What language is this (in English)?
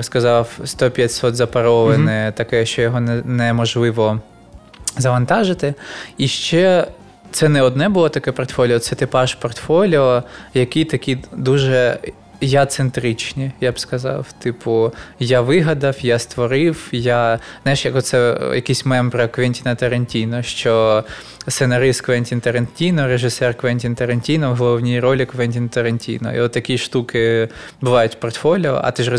Ukrainian